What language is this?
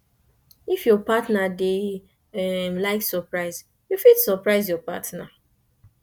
Nigerian Pidgin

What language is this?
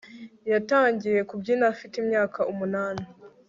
Kinyarwanda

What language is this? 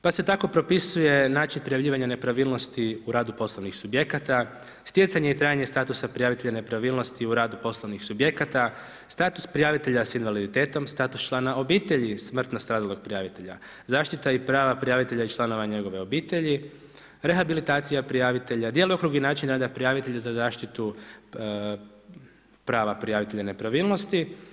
Croatian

